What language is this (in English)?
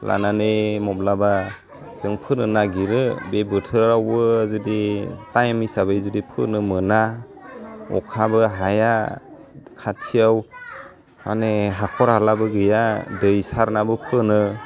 Bodo